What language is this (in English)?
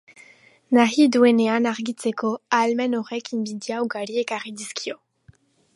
Basque